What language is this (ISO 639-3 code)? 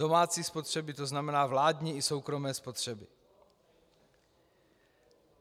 ces